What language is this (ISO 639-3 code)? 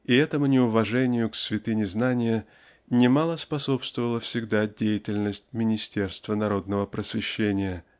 rus